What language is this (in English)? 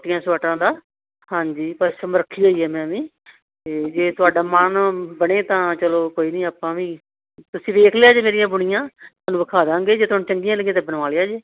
Punjabi